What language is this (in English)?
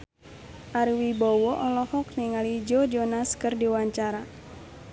Sundanese